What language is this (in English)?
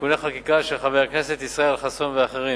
Hebrew